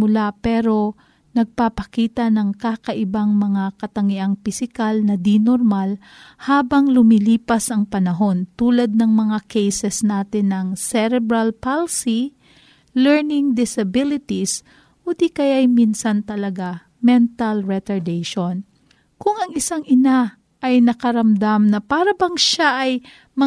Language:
Filipino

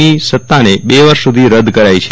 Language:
Gujarati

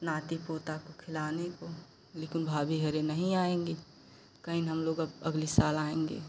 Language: Hindi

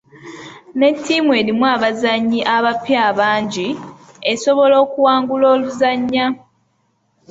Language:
Ganda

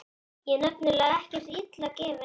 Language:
Icelandic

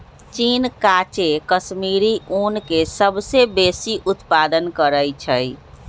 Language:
Magahi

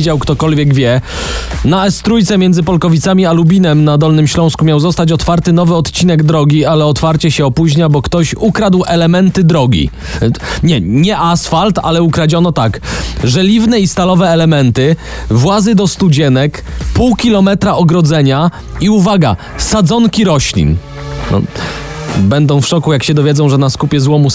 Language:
Polish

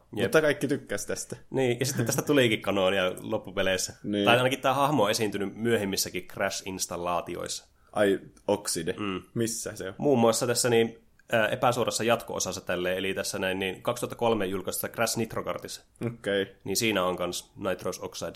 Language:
Finnish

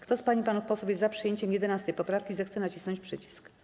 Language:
Polish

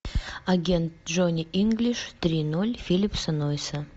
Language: Russian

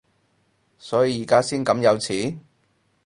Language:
Cantonese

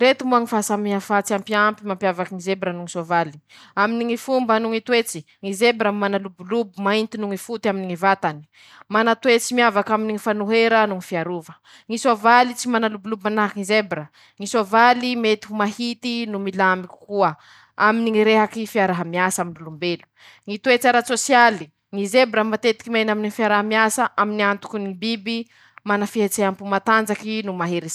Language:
Masikoro Malagasy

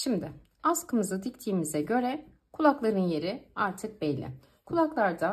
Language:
Turkish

